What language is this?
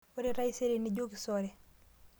Masai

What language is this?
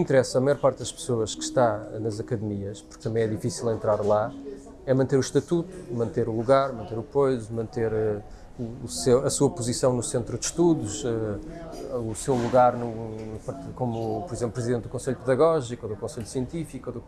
Portuguese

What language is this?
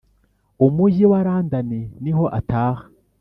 Kinyarwanda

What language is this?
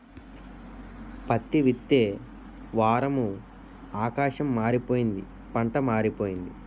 Telugu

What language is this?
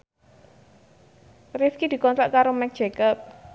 Javanese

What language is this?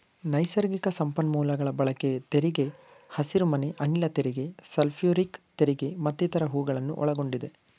Kannada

